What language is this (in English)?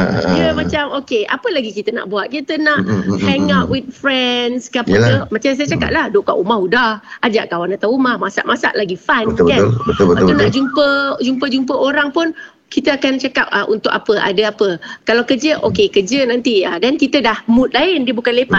Malay